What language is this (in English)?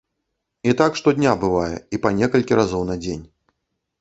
Belarusian